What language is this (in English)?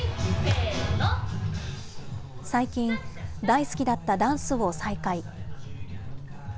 Japanese